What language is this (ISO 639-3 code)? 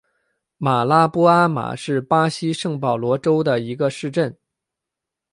zho